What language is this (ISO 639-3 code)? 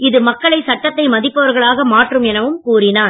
tam